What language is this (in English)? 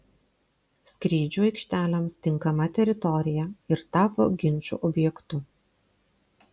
Lithuanian